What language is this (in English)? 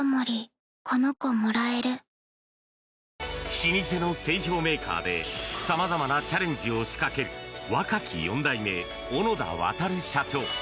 Japanese